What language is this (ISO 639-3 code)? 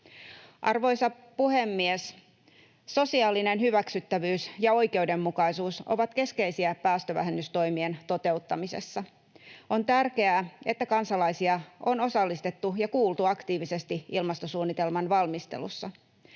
fin